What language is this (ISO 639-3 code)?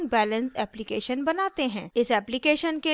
hin